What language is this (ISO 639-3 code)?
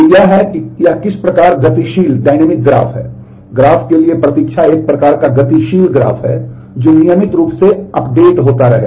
hin